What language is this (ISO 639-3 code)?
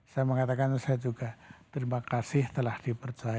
ind